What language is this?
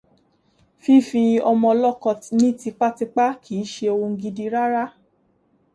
Yoruba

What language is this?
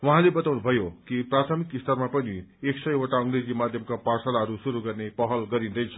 Nepali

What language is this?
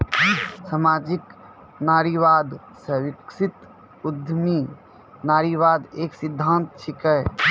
Maithili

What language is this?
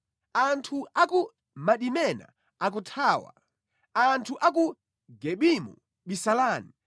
Nyanja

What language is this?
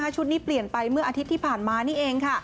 Thai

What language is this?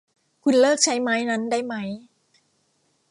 Thai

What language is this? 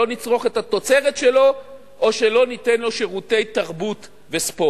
Hebrew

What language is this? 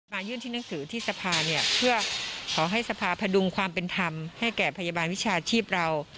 Thai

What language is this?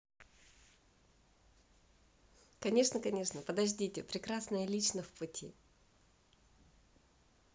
Russian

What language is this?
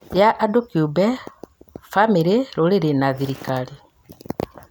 Kikuyu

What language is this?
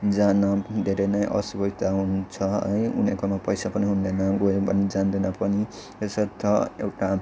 Nepali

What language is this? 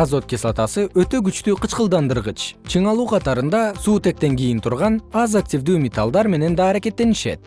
Kyrgyz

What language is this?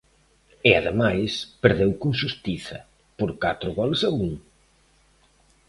Galician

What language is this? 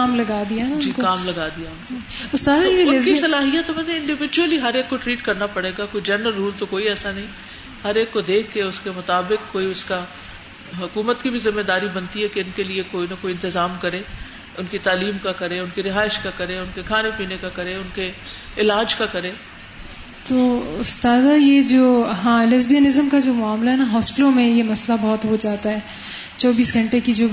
Urdu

